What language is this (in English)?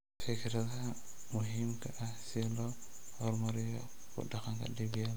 Somali